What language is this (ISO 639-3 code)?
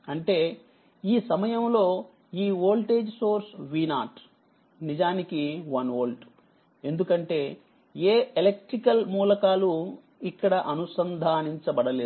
tel